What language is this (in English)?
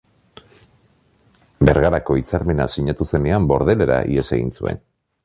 Basque